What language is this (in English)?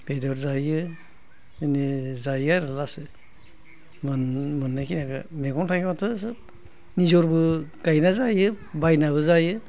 Bodo